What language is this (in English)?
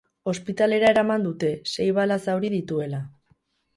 Basque